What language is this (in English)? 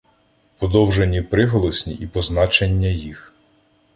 Ukrainian